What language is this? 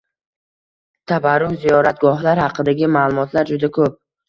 Uzbek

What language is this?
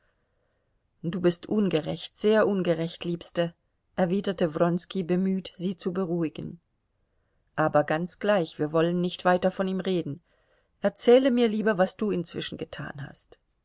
German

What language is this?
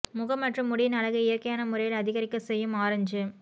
Tamil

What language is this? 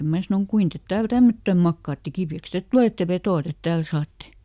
Finnish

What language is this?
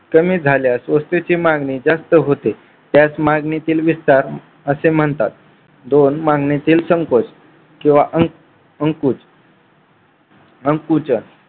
Marathi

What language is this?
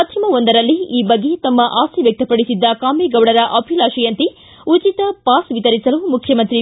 Kannada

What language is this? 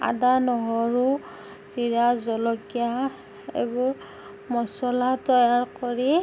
Assamese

